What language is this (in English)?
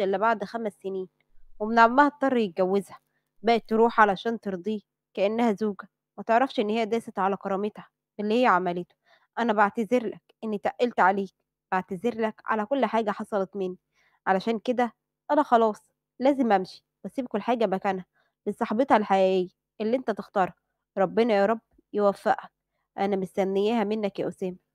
Arabic